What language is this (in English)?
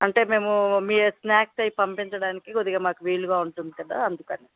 Telugu